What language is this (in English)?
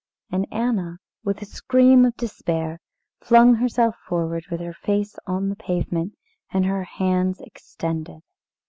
English